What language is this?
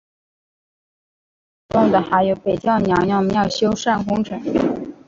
Chinese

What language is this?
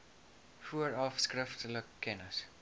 Afrikaans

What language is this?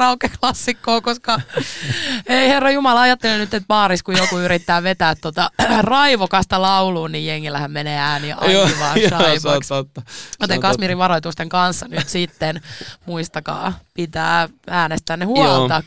Finnish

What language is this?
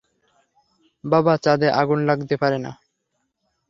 Bangla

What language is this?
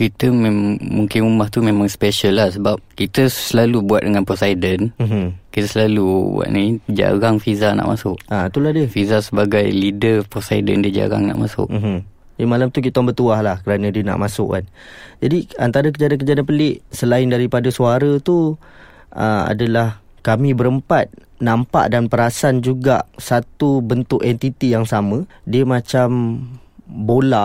Malay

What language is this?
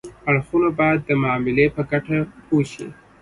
Pashto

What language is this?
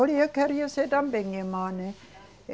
Portuguese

